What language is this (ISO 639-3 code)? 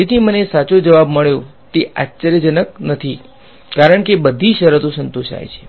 guj